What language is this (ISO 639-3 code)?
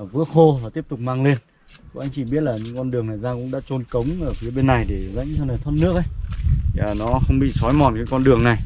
vie